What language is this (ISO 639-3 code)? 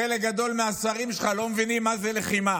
heb